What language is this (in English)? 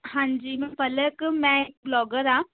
Punjabi